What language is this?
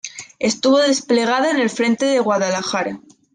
Spanish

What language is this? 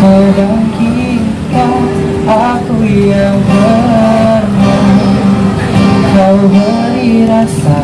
Indonesian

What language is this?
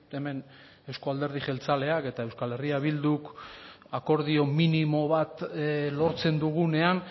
Basque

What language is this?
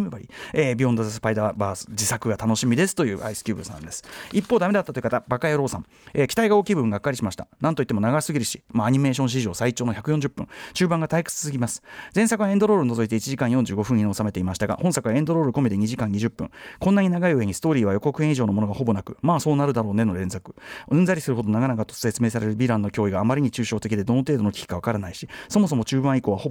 Japanese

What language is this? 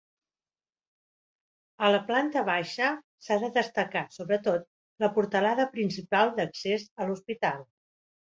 Catalan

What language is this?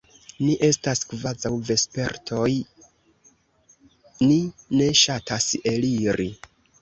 Esperanto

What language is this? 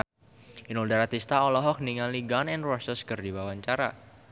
Sundanese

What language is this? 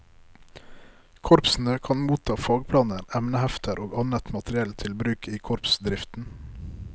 Norwegian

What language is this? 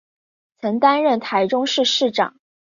Chinese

